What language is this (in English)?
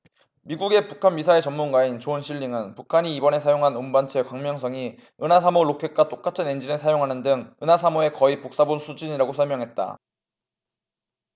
Korean